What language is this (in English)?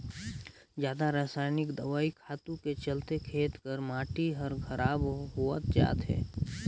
Chhattisgarhi